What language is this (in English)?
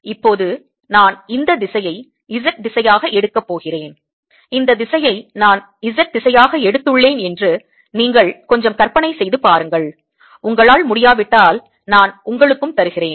Tamil